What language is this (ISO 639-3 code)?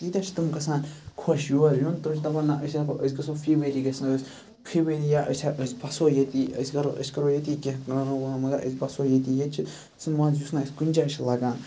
kas